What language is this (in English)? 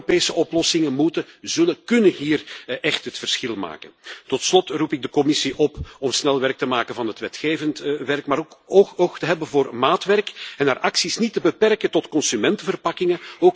Dutch